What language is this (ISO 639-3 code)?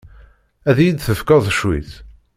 kab